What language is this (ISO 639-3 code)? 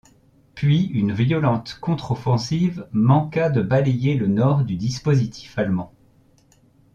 fra